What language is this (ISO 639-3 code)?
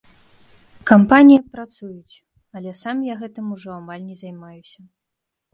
bel